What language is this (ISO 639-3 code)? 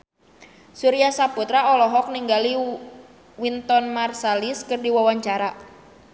sun